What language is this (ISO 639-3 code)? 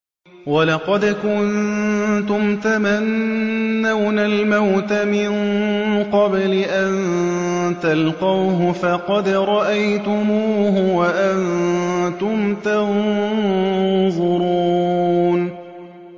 ara